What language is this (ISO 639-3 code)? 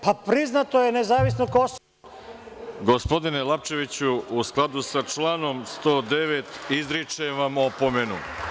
srp